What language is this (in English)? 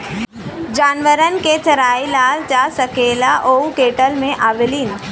Bhojpuri